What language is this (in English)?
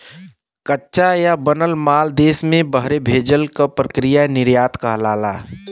Bhojpuri